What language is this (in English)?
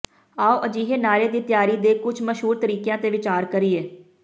Punjabi